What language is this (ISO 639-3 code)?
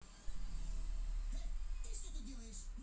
rus